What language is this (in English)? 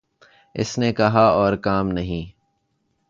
Urdu